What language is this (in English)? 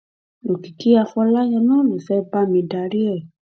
Yoruba